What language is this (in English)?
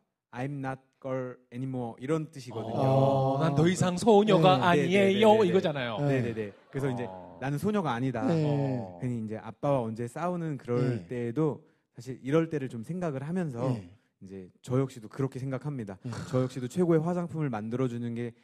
Korean